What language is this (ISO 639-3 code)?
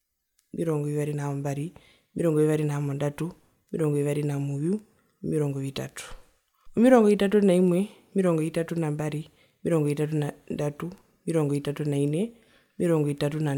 her